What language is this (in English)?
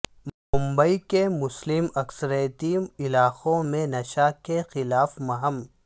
Urdu